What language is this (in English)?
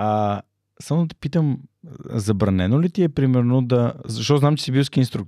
Bulgarian